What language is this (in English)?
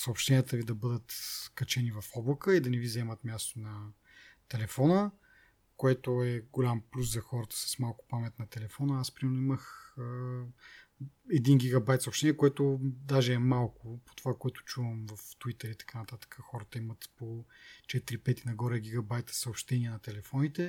Bulgarian